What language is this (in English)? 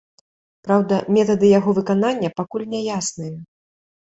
Belarusian